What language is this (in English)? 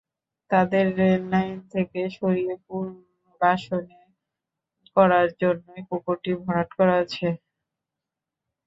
Bangla